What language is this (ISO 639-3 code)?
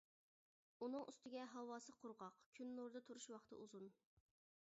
uig